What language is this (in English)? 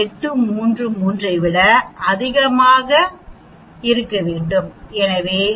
Tamil